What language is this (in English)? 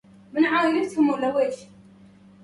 Arabic